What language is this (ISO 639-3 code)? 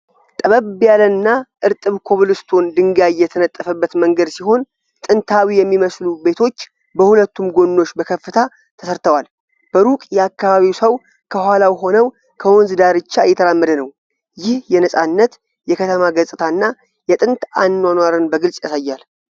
amh